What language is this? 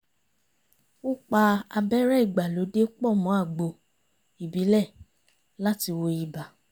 Yoruba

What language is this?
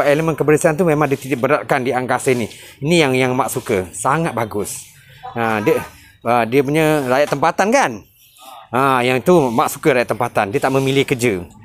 Malay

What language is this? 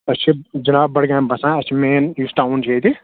Kashmiri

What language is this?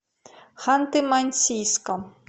Russian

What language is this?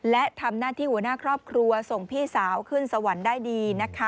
Thai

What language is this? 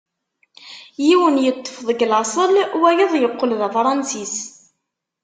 Kabyle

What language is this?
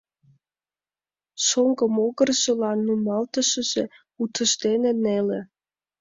Mari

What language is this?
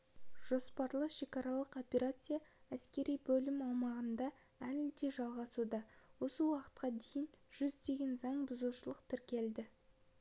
Kazakh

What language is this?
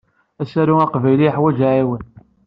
Kabyle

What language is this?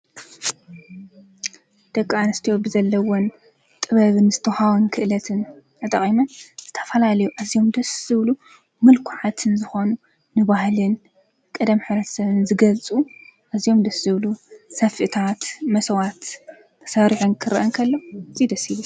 Tigrinya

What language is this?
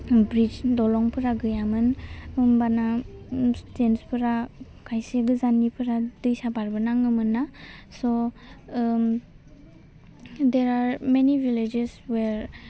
Bodo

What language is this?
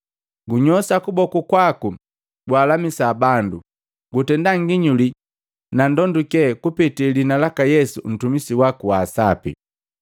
Matengo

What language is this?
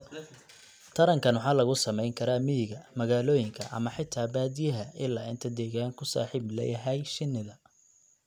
Somali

